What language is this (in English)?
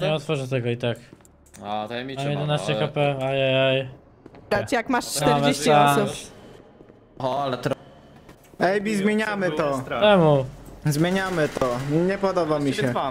Polish